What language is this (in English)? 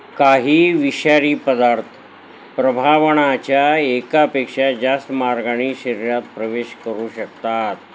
Marathi